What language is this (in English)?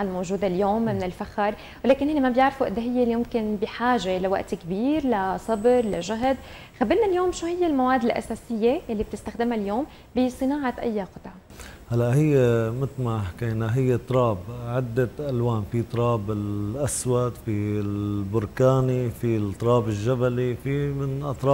Arabic